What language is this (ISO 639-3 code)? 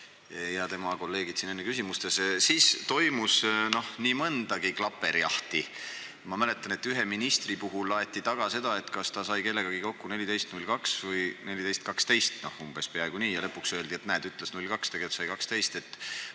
est